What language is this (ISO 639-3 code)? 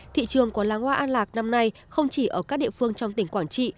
vie